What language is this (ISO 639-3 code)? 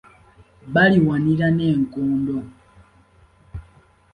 lug